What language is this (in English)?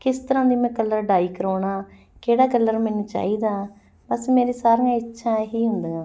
Punjabi